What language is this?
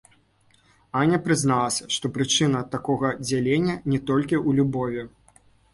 Belarusian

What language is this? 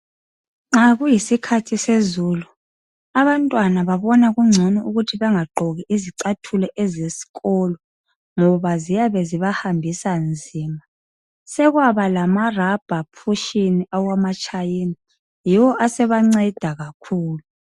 North Ndebele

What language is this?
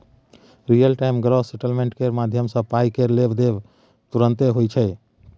Maithili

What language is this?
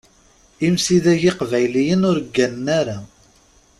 Kabyle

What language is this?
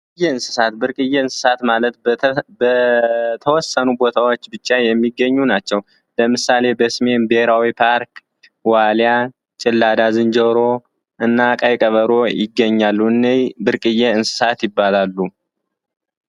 Amharic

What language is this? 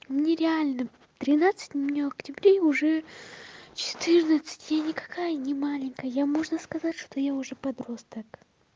Russian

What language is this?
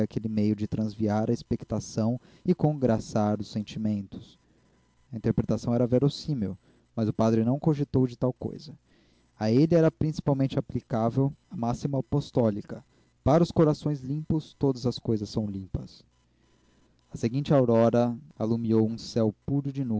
Portuguese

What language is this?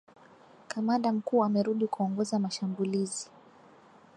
Swahili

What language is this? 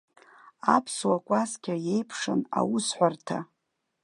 Abkhazian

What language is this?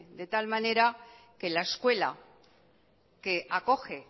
Spanish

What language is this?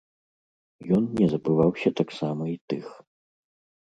Belarusian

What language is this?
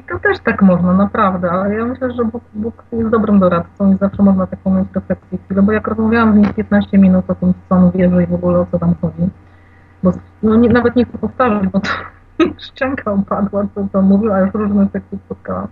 Polish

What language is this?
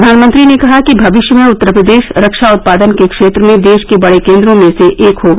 Hindi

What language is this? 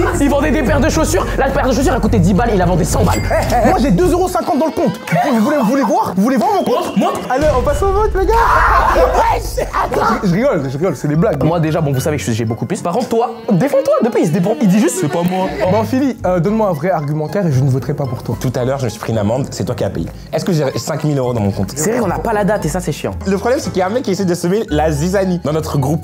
French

